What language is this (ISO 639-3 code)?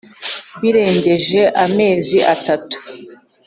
kin